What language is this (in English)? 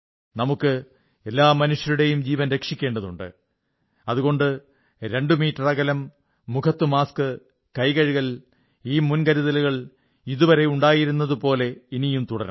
Malayalam